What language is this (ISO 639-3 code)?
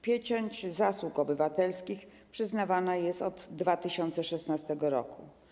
pol